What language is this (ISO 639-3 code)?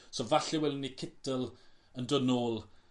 cym